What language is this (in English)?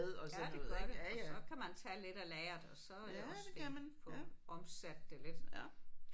Danish